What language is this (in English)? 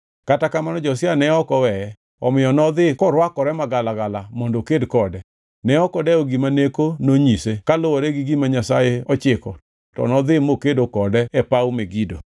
Luo (Kenya and Tanzania)